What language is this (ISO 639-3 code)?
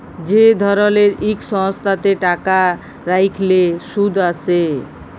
ben